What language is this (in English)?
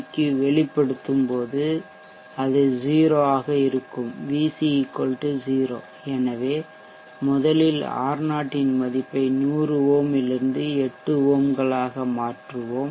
Tamil